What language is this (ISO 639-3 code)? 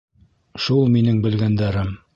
bak